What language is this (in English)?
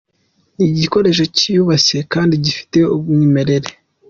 Kinyarwanda